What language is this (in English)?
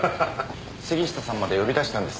Japanese